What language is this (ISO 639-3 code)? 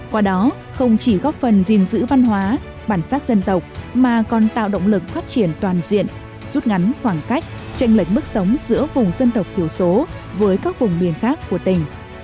vie